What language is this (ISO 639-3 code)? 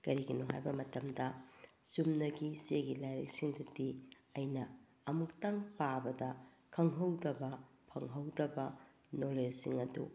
mni